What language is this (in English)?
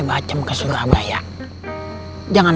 Indonesian